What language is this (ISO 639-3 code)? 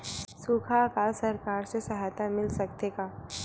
hne